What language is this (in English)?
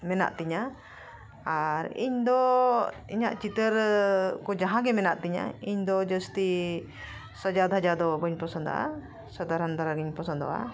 Santali